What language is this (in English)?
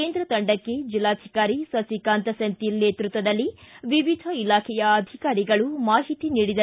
Kannada